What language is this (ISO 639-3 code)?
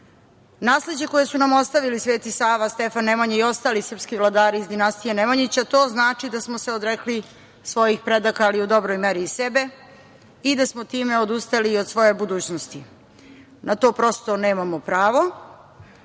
srp